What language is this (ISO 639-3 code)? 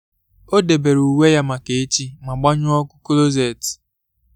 ibo